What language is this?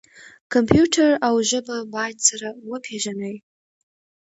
Pashto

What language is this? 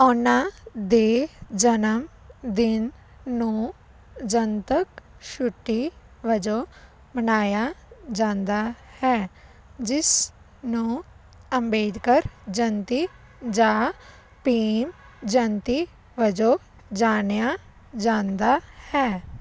Punjabi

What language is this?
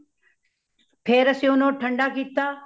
Punjabi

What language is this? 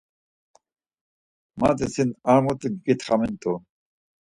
Laz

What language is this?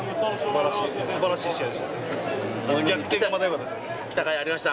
Japanese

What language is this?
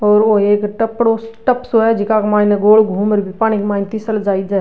Rajasthani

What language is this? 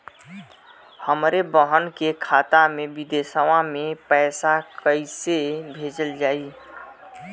Bhojpuri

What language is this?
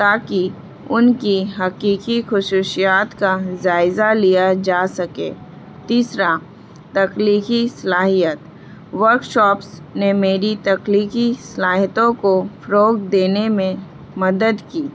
Urdu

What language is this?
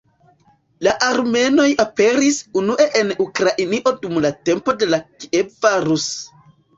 Esperanto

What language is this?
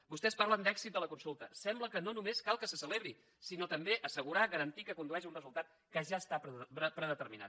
Catalan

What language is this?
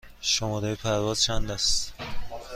Persian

